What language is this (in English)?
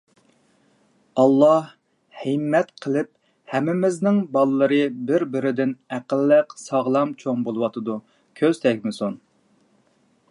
Uyghur